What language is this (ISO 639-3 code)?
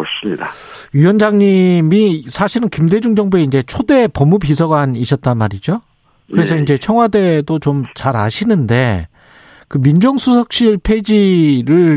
kor